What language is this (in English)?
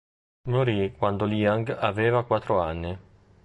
Italian